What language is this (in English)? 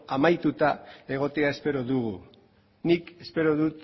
Basque